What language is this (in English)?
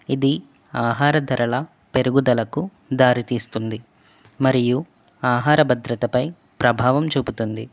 Telugu